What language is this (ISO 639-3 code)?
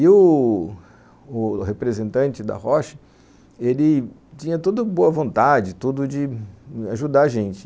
por